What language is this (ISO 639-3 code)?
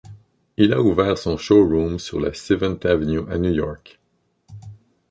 fra